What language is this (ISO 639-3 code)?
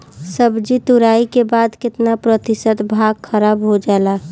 bho